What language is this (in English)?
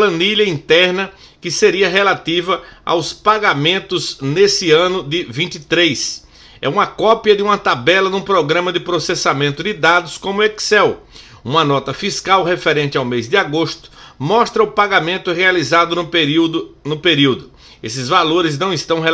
Portuguese